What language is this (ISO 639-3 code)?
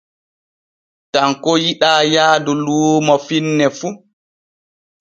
fue